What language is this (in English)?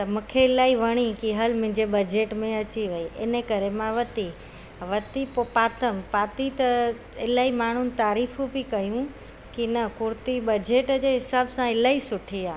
Sindhi